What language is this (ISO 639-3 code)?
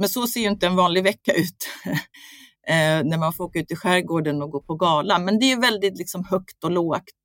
swe